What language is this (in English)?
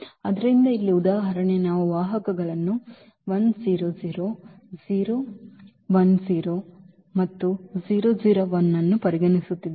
Kannada